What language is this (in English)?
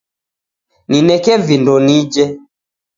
Taita